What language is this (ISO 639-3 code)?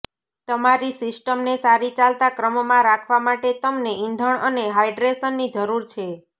guj